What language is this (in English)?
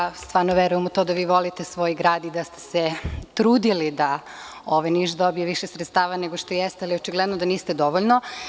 Serbian